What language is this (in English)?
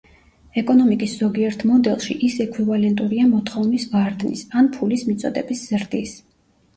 Georgian